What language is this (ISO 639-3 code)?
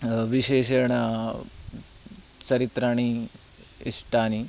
san